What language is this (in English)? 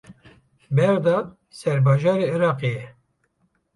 Kurdish